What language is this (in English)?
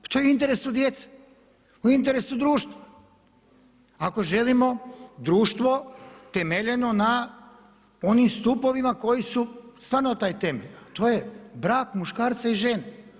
Croatian